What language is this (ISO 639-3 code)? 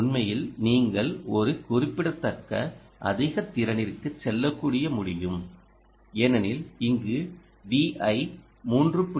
tam